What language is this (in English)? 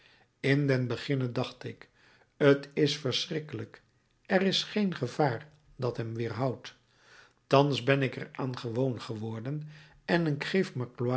Dutch